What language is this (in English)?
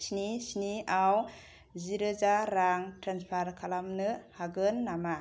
Bodo